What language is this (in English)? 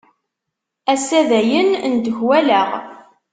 Kabyle